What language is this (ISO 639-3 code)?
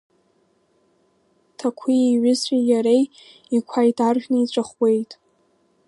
abk